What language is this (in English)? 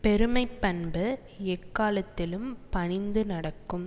Tamil